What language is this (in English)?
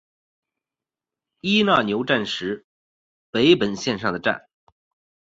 Chinese